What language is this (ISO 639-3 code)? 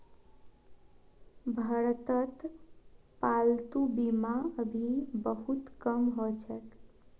mag